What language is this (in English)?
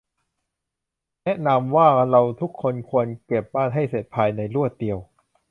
Thai